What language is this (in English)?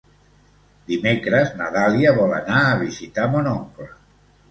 Catalan